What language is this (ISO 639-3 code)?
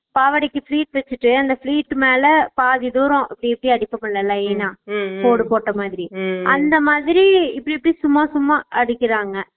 tam